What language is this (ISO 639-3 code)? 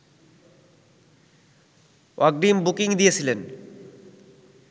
ben